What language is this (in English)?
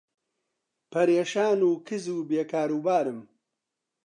Central Kurdish